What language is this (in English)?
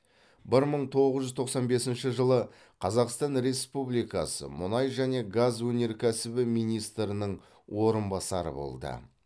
Kazakh